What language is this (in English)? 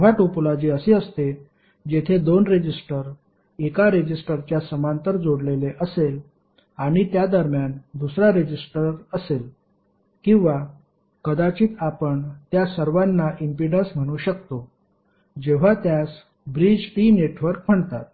Marathi